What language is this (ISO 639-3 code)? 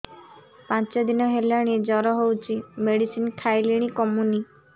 ori